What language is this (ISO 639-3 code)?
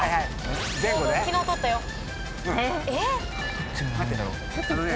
jpn